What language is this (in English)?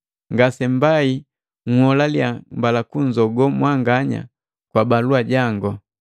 Matengo